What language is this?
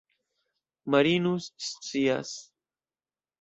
Esperanto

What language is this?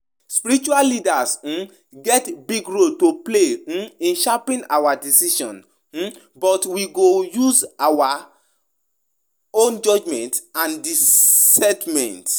Nigerian Pidgin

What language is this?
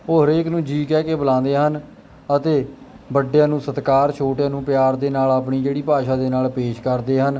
Punjabi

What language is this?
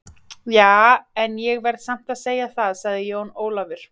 Icelandic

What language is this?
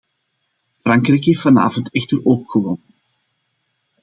Dutch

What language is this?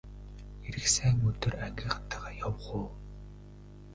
Mongolian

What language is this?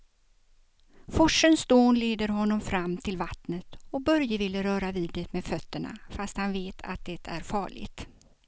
Swedish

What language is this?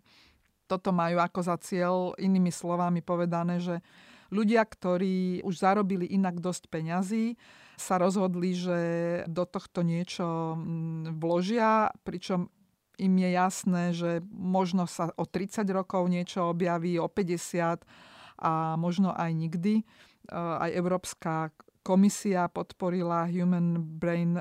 Slovak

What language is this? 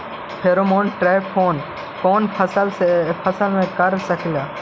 Magahi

